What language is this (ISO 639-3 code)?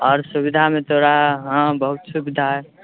mai